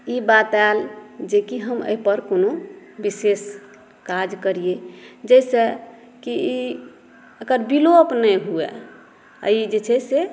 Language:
Maithili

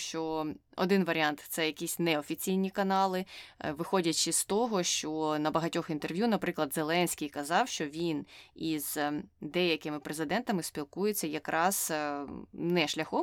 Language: Ukrainian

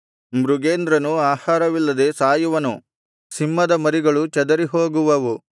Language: Kannada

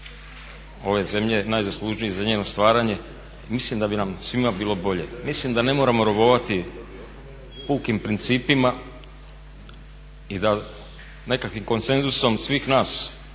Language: Croatian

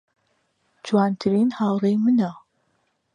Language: Central Kurdish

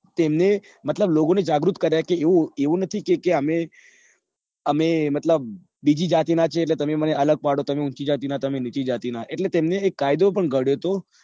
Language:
Gujarati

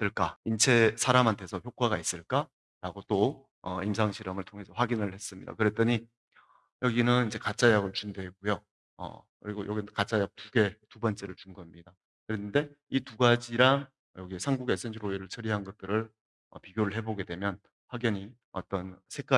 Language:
Korean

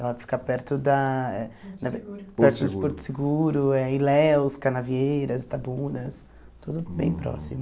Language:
Portuguese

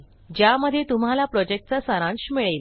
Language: Marathi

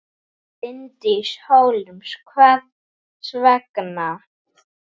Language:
Icelandic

